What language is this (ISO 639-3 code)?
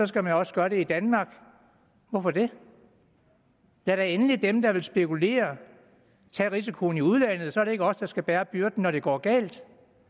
dan